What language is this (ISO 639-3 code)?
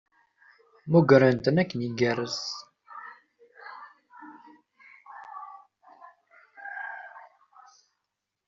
kab